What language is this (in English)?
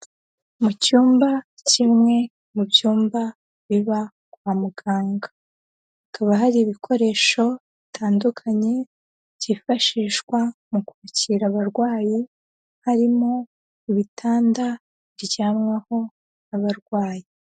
Kinyarwanda